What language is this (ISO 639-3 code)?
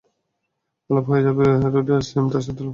ben